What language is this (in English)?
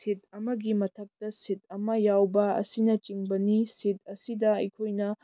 Manipuri